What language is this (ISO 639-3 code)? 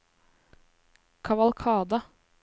nor